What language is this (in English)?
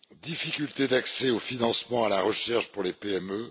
French